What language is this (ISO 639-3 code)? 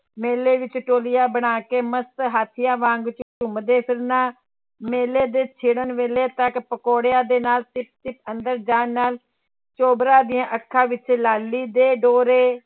pan